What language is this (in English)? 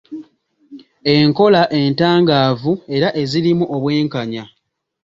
Ganda